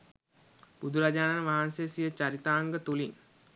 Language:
Sinhala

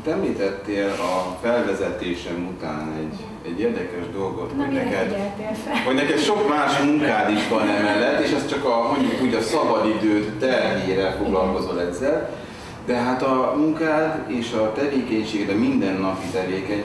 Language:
Hungarian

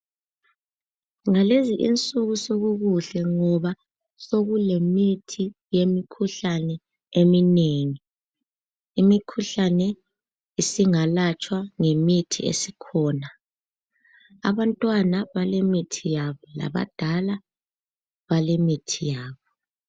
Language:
North Ndebele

